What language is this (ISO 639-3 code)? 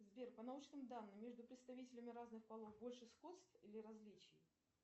rus